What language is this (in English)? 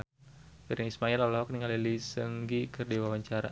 Sundanese